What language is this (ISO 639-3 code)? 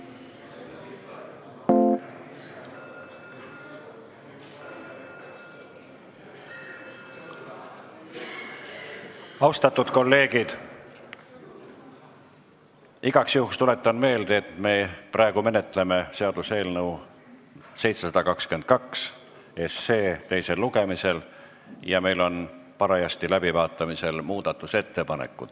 est